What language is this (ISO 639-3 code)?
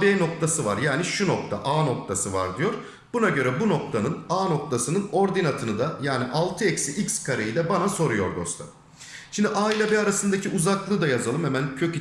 tur